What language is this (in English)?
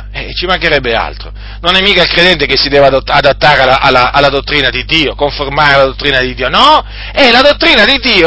Italian